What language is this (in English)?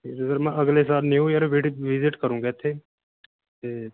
Punjabi